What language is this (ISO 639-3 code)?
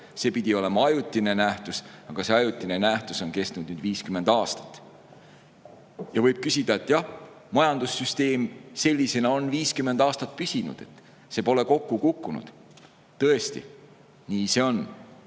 est